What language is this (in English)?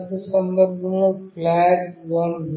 Telugu